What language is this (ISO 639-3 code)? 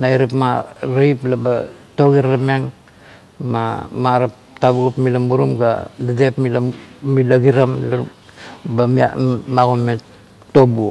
kto